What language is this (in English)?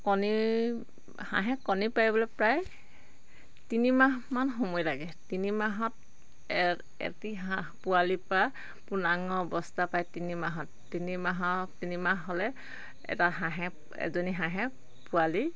Assamese